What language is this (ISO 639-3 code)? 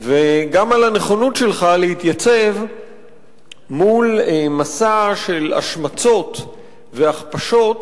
heb